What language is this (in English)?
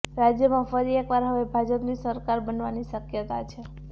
Gujarati